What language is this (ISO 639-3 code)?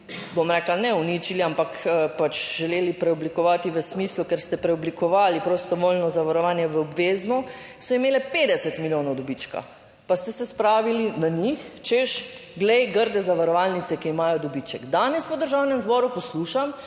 slv